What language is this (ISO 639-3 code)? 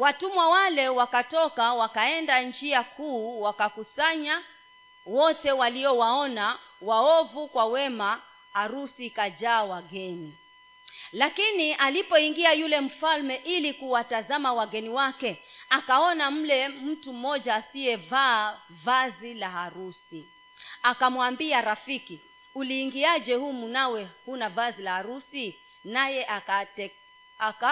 swa